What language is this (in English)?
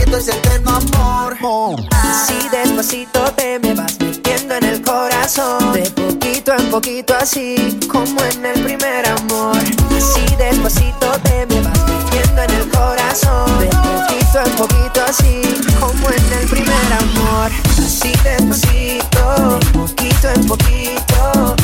Spanish